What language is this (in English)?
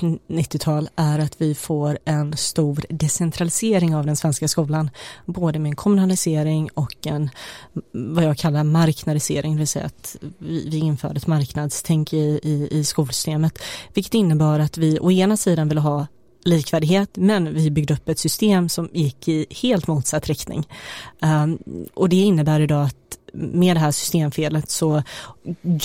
Swedish